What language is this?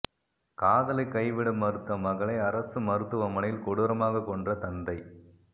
Tamil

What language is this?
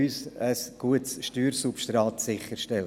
Swiss German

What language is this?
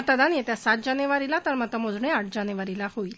Marathi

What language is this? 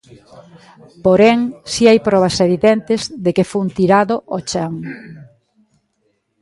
Galician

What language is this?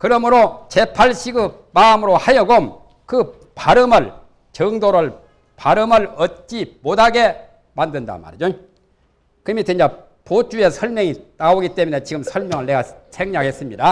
Korean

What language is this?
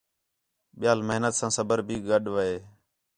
Khetrani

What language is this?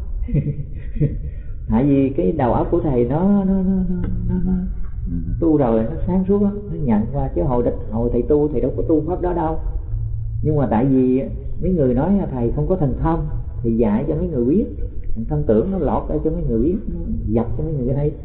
Vietnamese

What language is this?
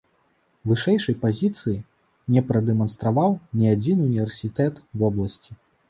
Belarusian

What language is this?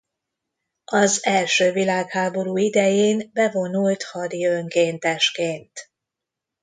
Hungarian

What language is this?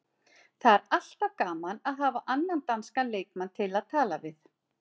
Icelandic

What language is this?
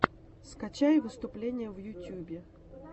Russian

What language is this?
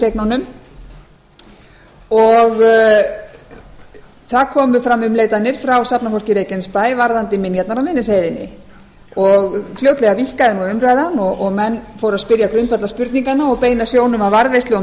Icelandic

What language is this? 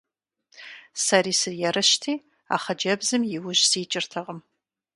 Kabardian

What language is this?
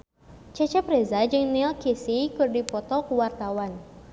Sundanese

